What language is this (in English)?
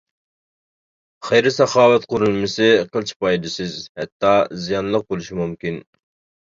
Uyghur